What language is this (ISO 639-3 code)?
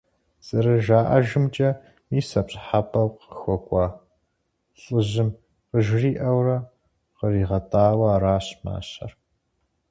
kbd